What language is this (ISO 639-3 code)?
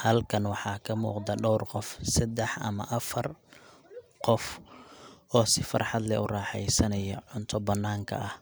som